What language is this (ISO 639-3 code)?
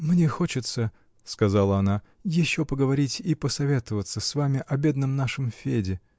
rus